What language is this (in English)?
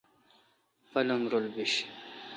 Kalkoti